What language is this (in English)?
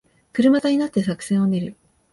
Japanese